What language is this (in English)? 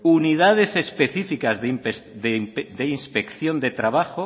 Spanish